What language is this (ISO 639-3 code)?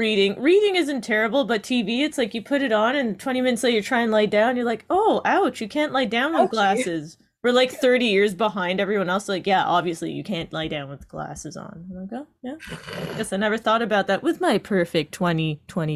eng